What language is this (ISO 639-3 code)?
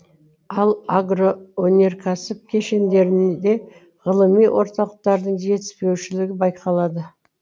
kaz